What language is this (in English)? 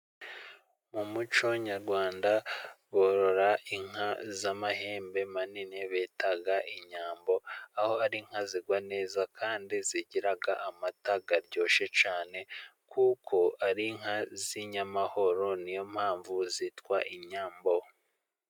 Kinyarwanda